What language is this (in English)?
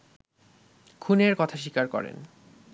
Bangla